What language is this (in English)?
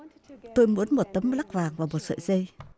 Vietnamese